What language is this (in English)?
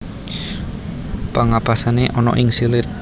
Javanese